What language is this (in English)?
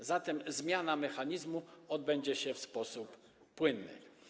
Polish